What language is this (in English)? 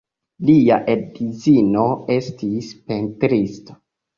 Esperanto